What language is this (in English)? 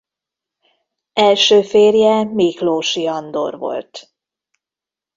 Hungarian